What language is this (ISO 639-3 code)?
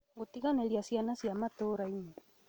kik